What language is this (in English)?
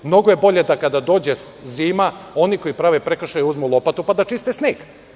Serbian